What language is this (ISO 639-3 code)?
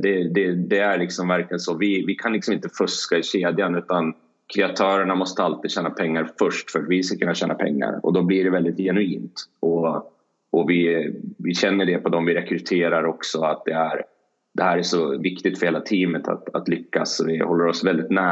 swe